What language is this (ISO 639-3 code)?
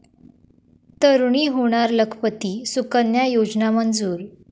mar